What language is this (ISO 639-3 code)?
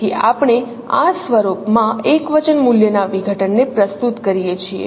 guj